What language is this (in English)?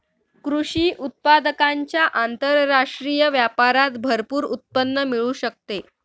Marathi